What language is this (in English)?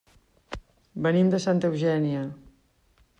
Catalan